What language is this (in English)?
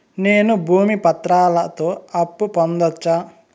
Telugu